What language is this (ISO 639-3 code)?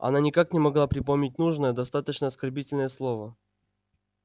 rus